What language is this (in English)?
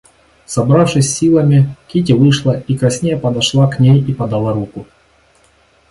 Russian